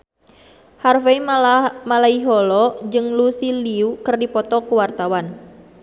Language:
Sundanese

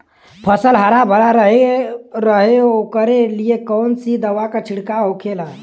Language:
Bhojpuri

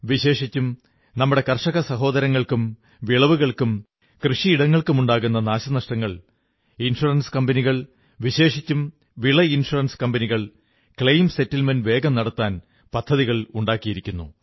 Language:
Malayalam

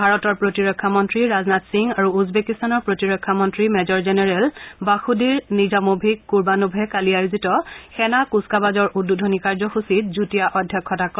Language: Assamese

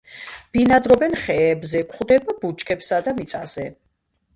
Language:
Georgian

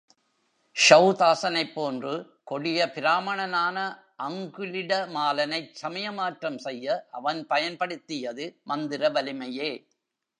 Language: Tamil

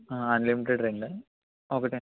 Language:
Telugu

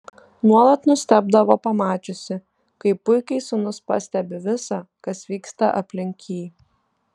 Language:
Lithuanian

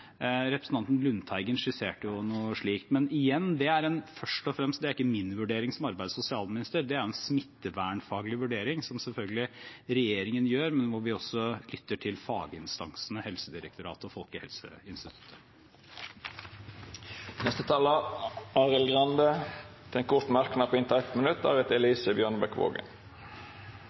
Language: Norwegian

